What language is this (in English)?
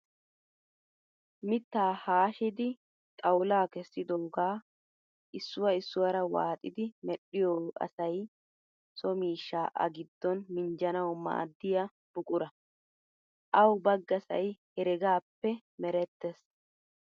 Wolaytta